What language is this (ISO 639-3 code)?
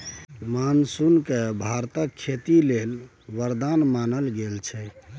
mai